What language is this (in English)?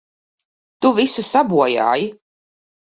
Latvian